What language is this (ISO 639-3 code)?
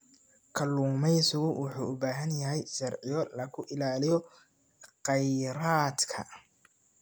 som